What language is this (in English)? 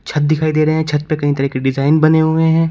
Hindi